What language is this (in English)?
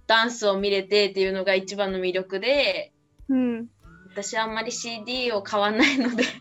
Japanese